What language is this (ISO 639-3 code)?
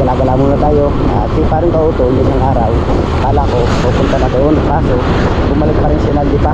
fil